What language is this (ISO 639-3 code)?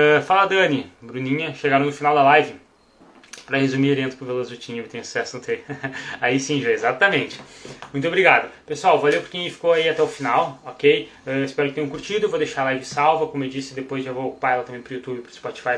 por